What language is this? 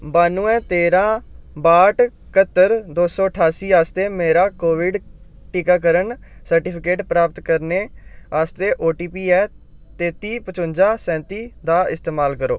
Dogri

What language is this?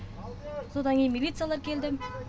Kazakh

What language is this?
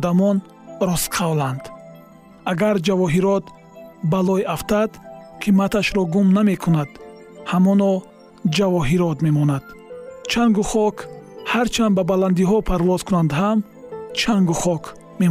Persian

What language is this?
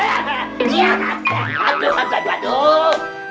Indonesian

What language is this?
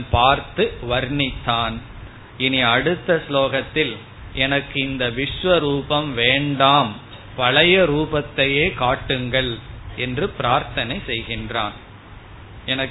Tamil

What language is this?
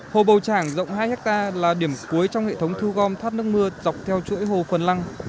Vietnamese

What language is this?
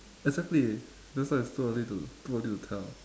English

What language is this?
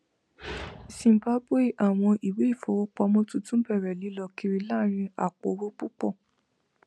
Yoruba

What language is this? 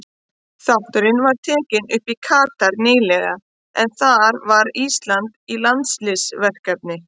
Icelandic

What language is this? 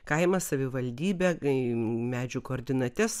Lithuanian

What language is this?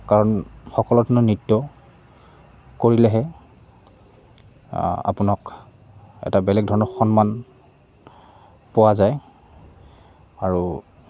Assamese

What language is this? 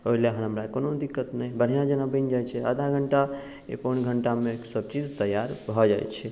Maithili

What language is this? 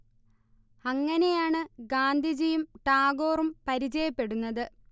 Malayalam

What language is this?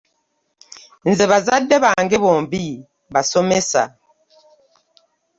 Ganda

